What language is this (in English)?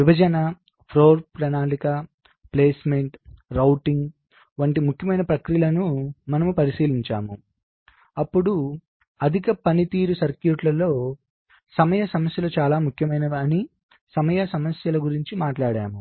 Telugu